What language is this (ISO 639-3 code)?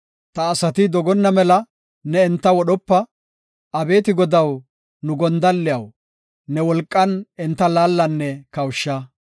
gof